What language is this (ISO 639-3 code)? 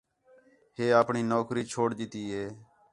xhe